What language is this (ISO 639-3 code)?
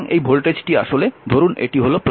ben